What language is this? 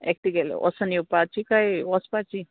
Konkani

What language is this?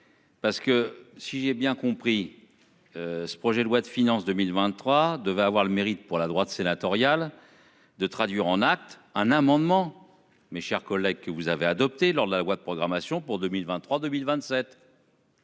French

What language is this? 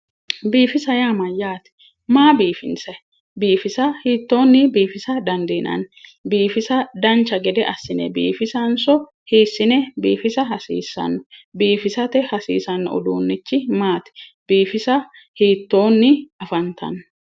Sidamo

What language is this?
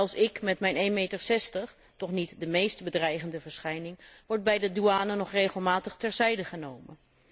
Dutch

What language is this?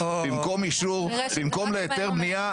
Hebrew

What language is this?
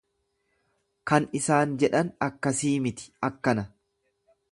Oromo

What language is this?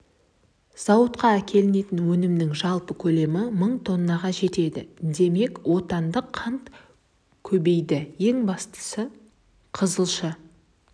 Kazakh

